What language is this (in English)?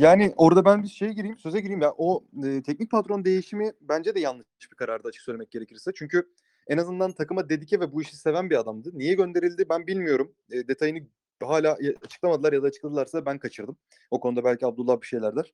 Turkish